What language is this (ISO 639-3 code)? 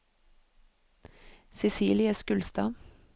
nor